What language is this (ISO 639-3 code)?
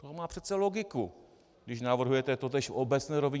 ces